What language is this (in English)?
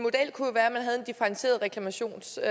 Danish